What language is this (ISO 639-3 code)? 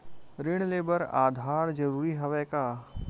hne